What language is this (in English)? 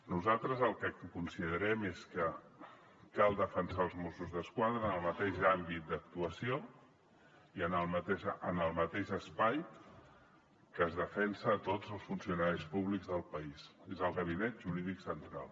Catalan